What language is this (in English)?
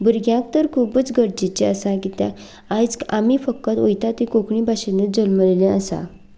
Konkani